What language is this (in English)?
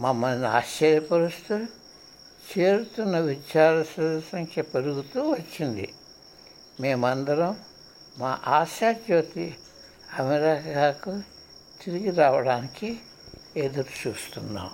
Telugu